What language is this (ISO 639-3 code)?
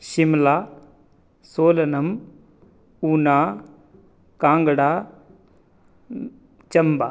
san